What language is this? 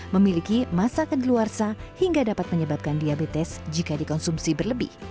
Indonesian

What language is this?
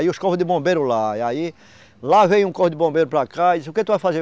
Portuguese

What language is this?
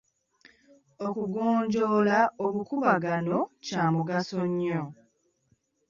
Ganda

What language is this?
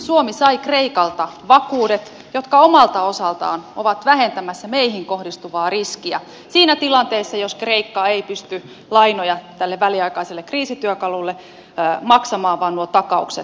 Finnish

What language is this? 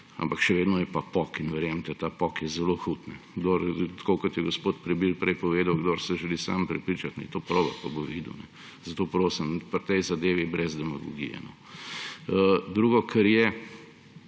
Slovenian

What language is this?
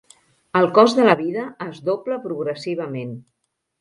Catalan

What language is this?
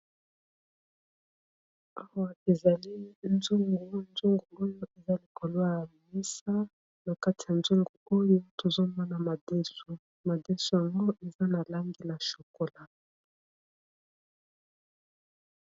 Lingala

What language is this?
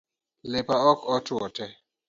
Luo (Kenya and Tanzania)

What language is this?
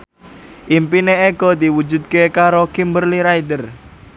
Javanese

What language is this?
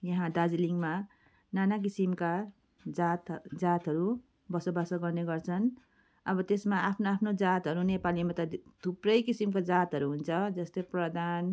Nepali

